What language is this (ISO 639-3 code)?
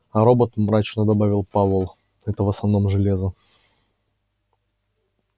rus